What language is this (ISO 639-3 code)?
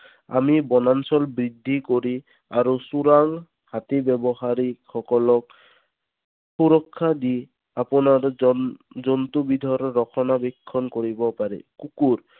asm